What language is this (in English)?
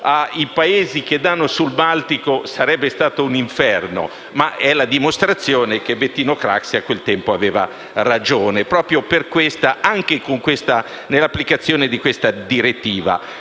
Italian